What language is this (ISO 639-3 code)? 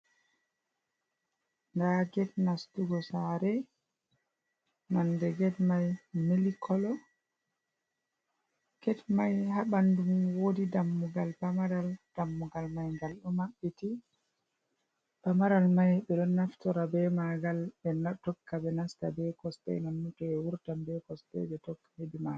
ful